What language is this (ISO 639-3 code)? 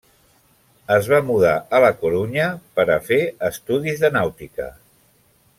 cat